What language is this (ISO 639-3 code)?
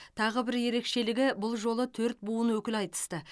kaz